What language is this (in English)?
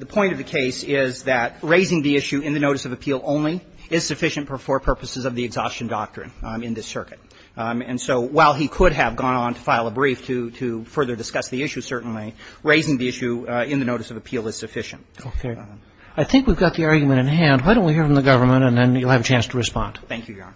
English